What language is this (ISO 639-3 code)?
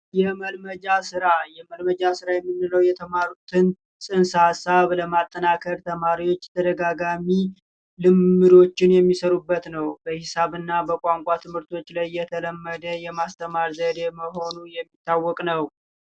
amh